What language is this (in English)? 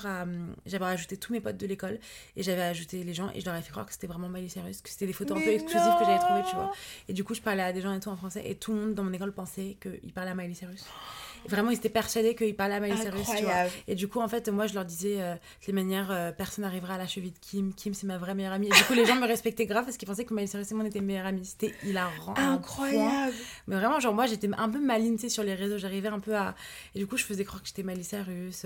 French